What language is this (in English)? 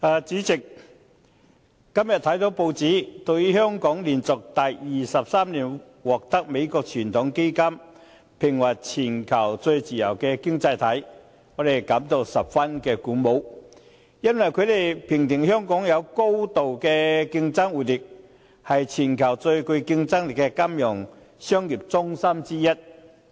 Cantonese